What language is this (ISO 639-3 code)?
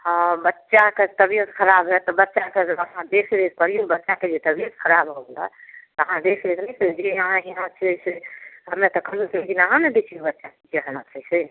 mai